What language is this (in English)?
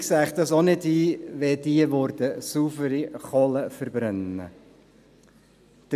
Swiss German